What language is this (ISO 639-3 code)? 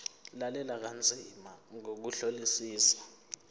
zul